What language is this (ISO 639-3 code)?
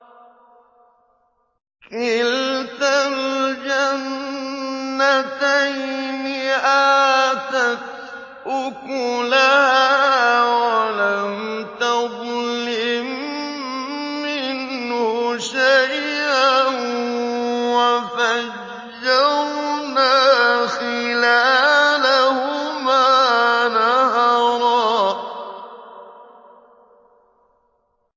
ara